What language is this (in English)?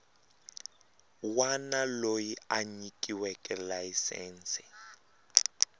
Tsonga